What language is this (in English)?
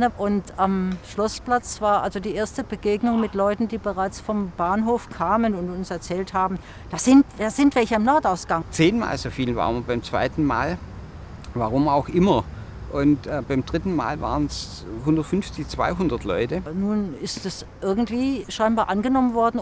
German